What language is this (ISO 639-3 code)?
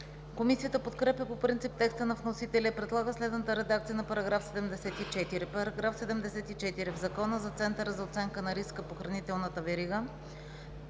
bul